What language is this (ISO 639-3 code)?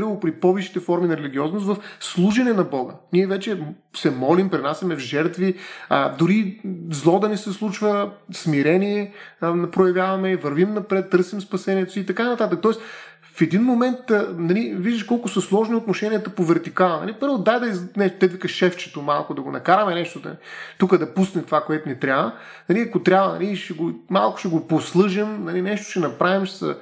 bul